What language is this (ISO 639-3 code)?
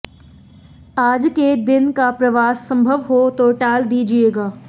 hin